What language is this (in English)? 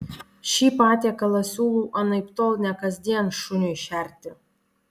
Lithuanian